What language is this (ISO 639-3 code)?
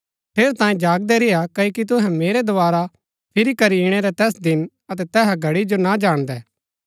gbk